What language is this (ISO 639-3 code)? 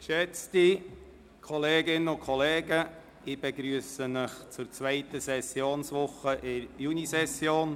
gsw